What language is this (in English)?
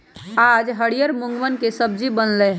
Magahi